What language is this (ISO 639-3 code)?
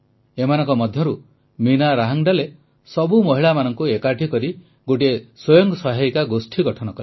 ori